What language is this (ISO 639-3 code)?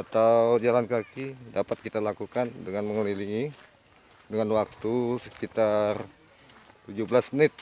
ind